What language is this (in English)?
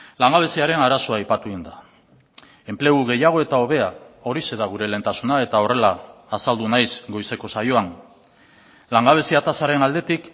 Basque